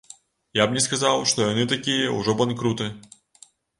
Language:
Belarusian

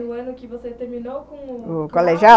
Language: Portuguese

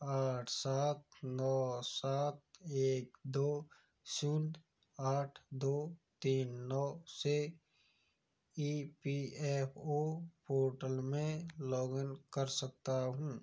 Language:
Hindi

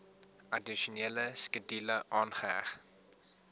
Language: Afrikaans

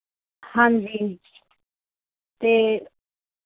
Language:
Punjabi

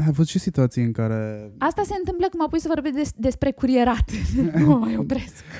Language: Romanian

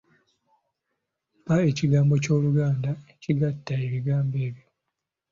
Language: Ganda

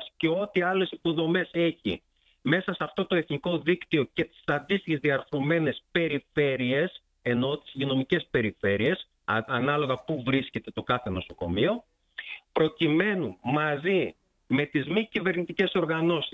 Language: Greek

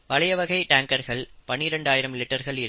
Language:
Tamil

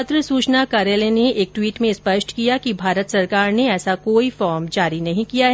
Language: Hindi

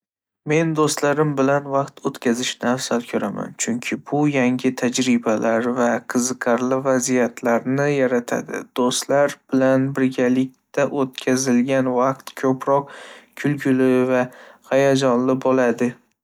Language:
Uzbek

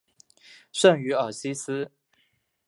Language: Chinese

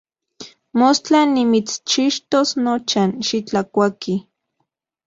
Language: Central Puebla Nahuatl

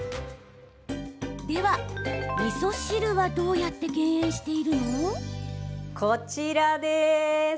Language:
Japanese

